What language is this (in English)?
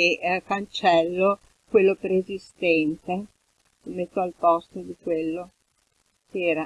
Italian